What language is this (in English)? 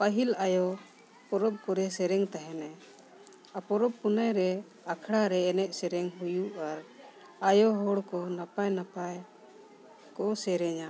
Santali